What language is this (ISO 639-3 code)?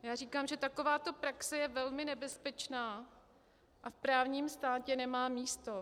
ces